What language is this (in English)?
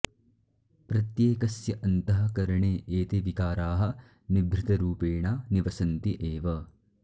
Sanskrit